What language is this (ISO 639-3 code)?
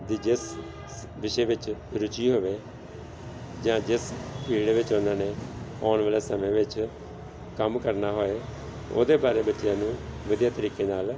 pan